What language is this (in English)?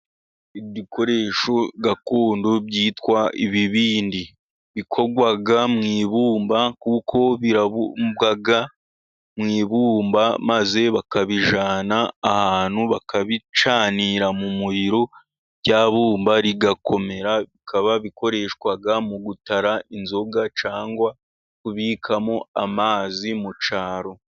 Kinyarwanda